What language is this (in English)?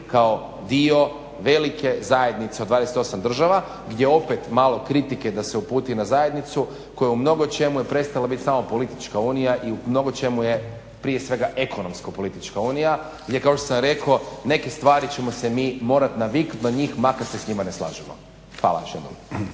Croatian